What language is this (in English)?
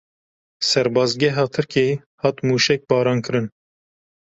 Kurdish